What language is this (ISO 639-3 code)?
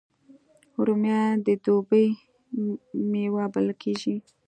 pus